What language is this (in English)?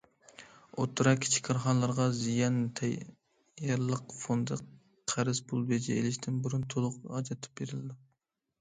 Uyghur